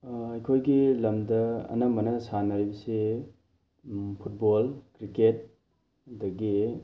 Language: Manipuri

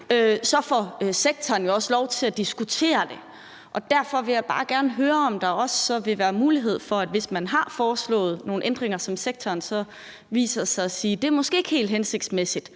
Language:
Danish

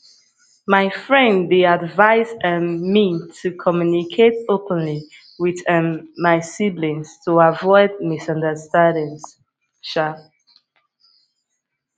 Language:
Nigerian Pidgin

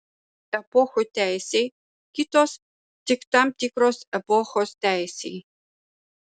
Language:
Lithuanian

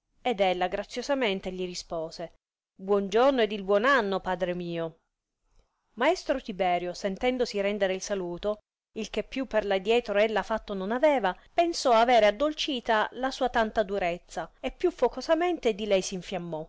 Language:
Italian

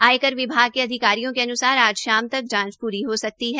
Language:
Hindi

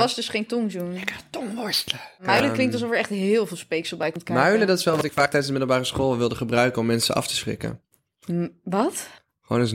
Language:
Dutch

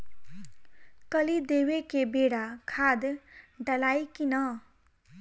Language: Bhojpuri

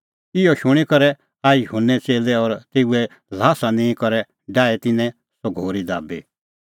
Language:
Kullu Pahari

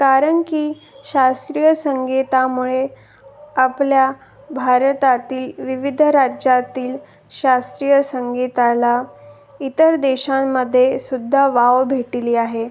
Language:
Marathi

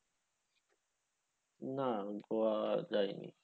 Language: Bangla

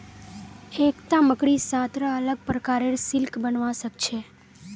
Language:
Magahi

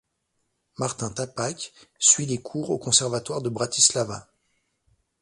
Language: French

